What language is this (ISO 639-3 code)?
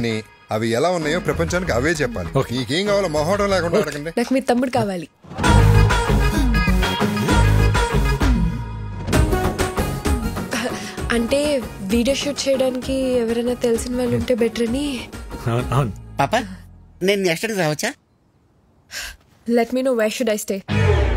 tel